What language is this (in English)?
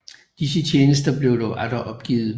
Danish